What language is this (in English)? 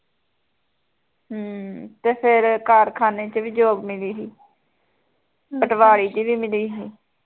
Punjabi